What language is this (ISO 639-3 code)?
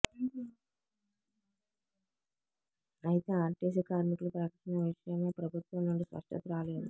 tel